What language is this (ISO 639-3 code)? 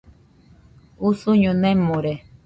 hux